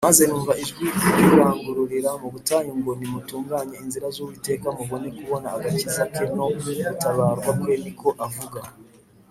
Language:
Kinyarwanda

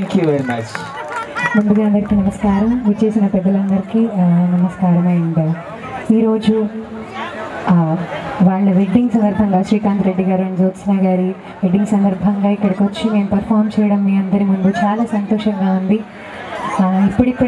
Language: Romanian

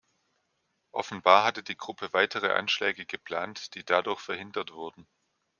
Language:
German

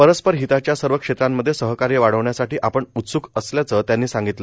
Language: Marathi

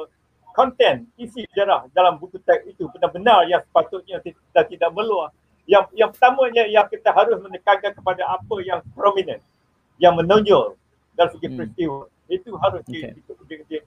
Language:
Malay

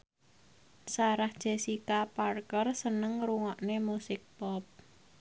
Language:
Javanese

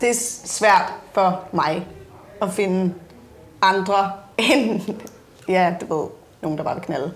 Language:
Danish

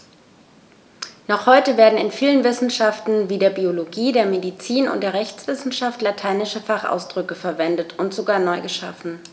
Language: German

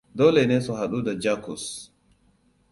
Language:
Hausa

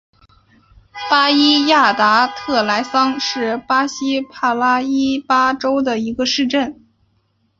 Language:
Chinese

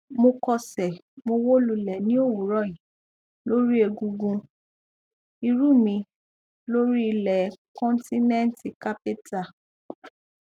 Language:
Yoruba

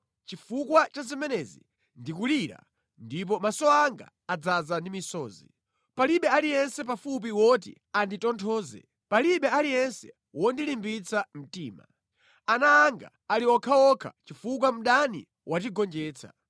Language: Nyanja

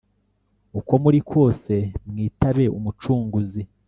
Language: Kinyarwanda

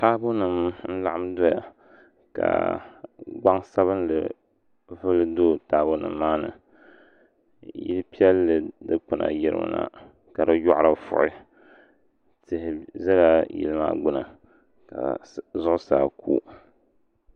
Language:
Dagbani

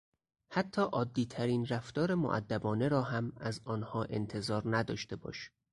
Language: Persian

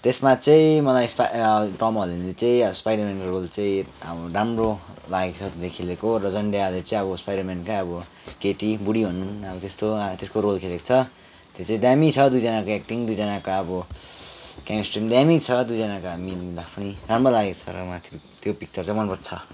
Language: Nepali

